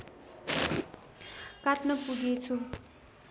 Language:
Nepali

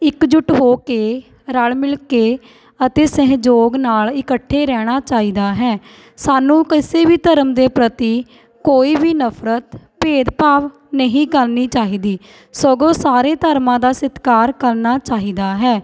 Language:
Punjabi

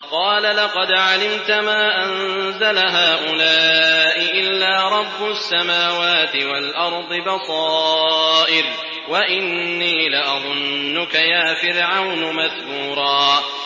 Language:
Arabic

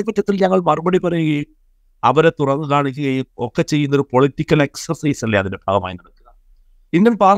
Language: Malayalam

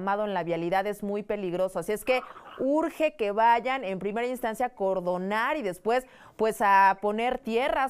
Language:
Spanish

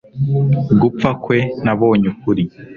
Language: Kinyarwanda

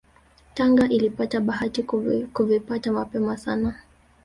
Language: Swahili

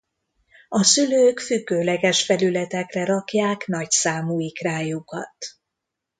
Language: Hungarian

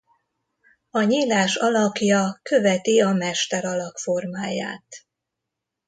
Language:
Hungarian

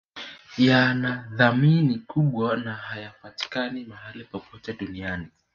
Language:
Swahili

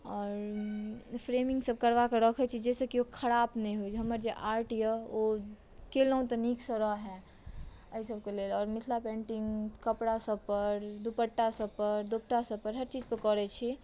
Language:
Maithili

